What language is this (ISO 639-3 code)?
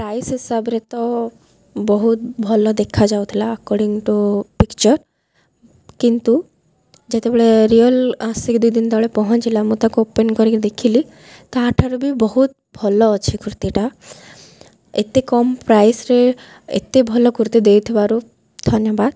ori